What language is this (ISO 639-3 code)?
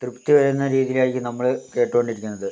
mal